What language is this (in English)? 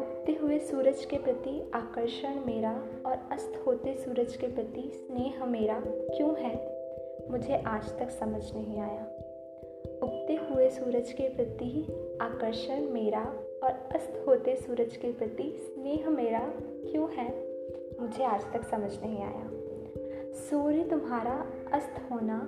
Hindi